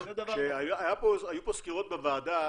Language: Hebrew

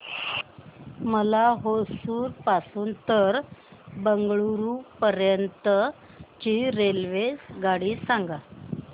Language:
Marathi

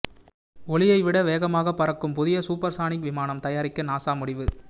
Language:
Tamil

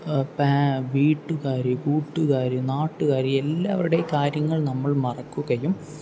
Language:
Malayalam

